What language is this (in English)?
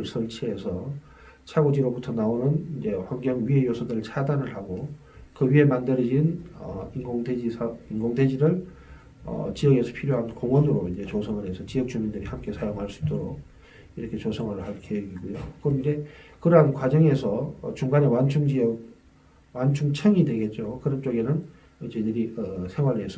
Korean